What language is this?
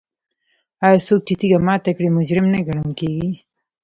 Pashto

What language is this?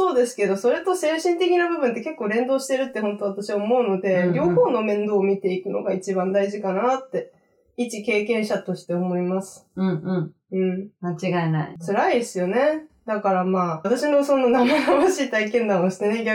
Japanese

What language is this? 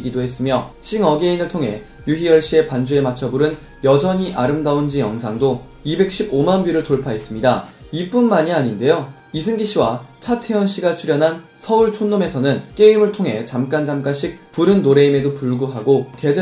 Korean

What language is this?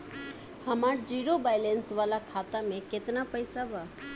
Bhojpuri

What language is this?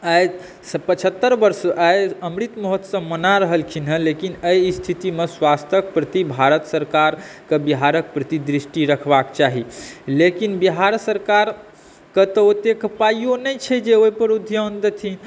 Maithili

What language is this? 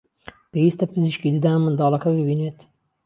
Central Kurdish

